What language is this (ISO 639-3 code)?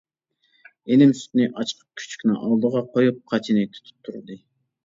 uig